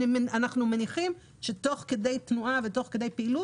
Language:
Hebrew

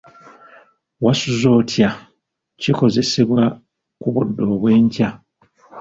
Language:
Ganda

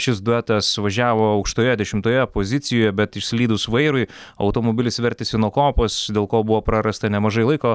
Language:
Lithuanian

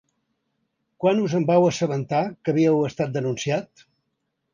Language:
Catalan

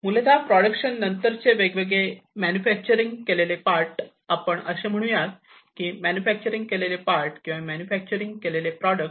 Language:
Marathi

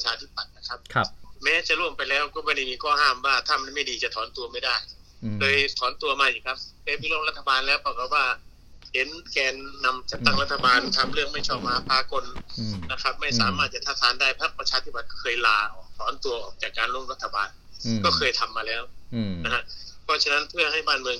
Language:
Thai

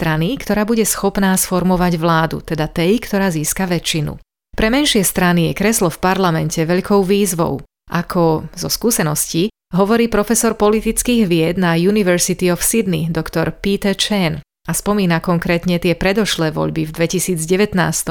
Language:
Slovak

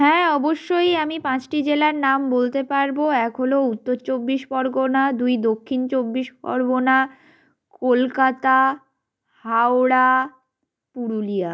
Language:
Bangla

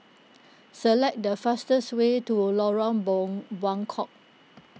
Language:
English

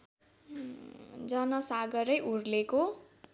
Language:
Nepali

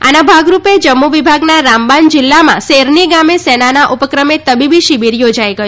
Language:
Gujarati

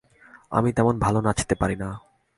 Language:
Bangla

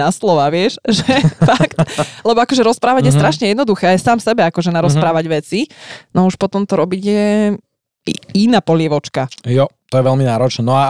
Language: Slovak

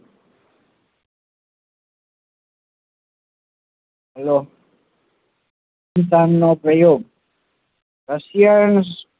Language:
Gujarati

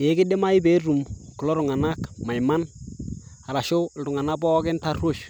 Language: Masai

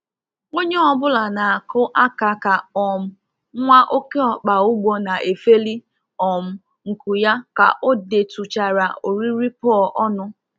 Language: Igbo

